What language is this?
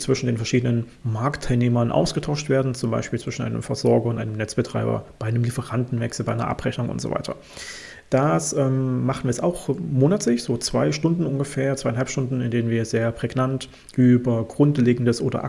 German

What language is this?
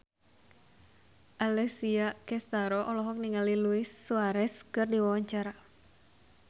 Sundanese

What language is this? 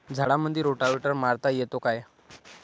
Marathi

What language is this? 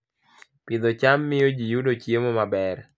Luo (Kenya and Tanzania)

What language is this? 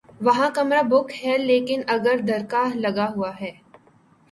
Urdu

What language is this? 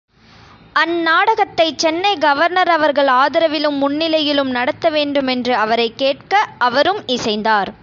Tamil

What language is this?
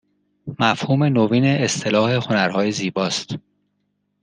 Persian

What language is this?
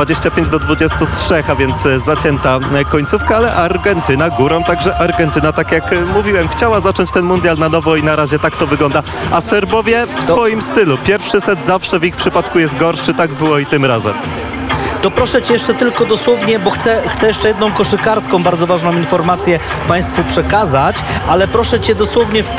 Polish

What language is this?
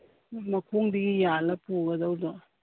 Manipuri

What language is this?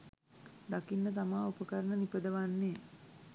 Sinhala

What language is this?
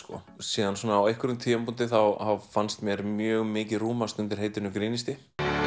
Icelandic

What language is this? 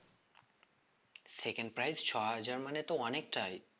Bangla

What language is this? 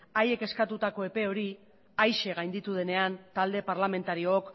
Basque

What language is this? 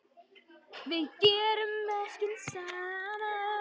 Icelandic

